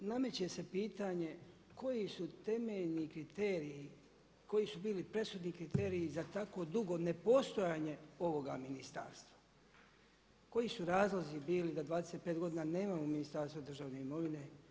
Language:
Croatian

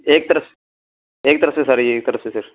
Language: Urdu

